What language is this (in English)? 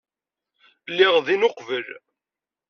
Kabyle